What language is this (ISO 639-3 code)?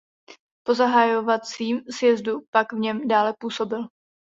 ces